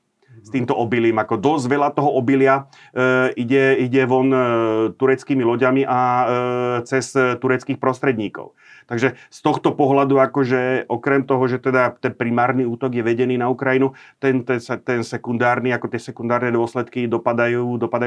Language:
Slovak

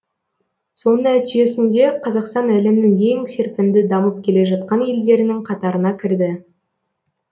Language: Kazakh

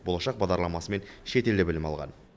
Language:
Kazakh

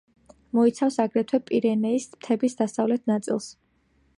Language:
Georgian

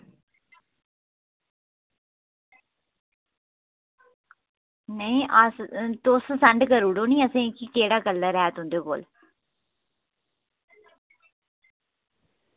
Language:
Dogri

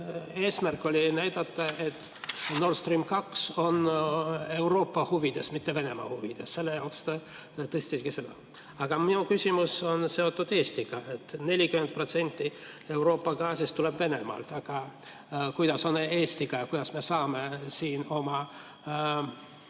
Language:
Estonian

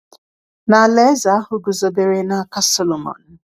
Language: Igbo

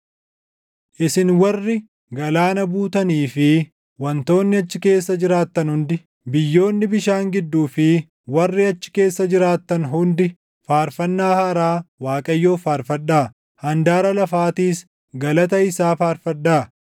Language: Oromo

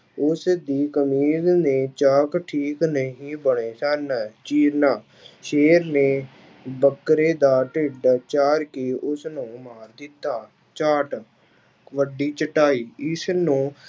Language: Punjabi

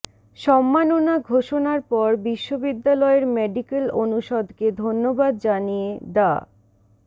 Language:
Bangla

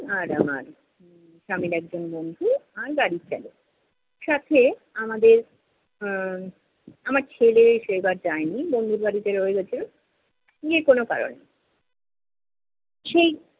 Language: Bangla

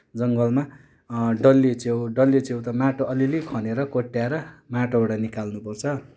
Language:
Nepali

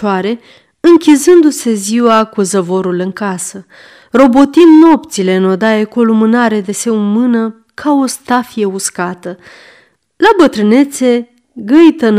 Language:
Romanian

